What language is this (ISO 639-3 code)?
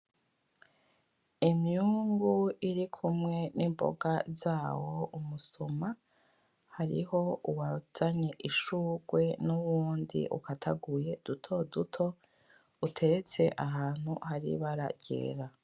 run